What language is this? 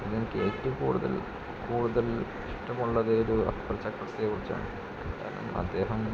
Malayalam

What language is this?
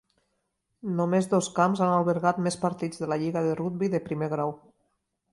Catalan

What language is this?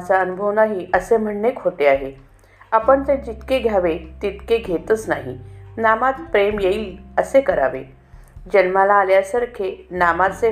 Marathi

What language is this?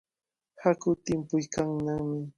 Cajatambo North Lima Quechua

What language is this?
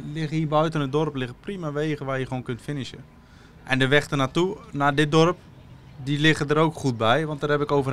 Dutch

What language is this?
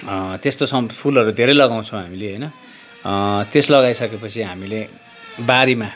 Nepali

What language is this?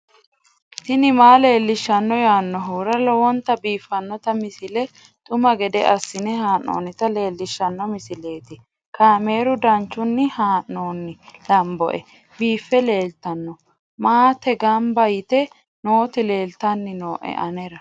Sidamo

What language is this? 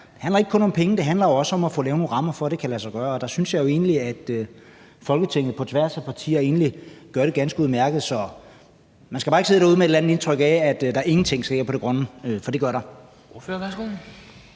Danish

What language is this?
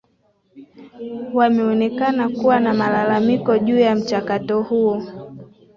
Swahili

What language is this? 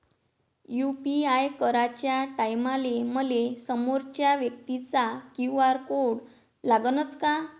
Marathi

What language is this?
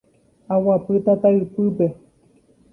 Guarani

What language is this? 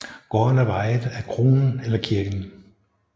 Danish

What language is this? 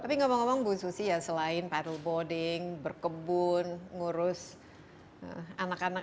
Indonesian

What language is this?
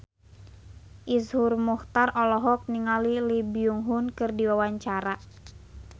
Sundanese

